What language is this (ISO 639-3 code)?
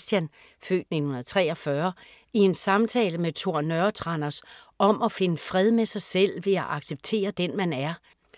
dan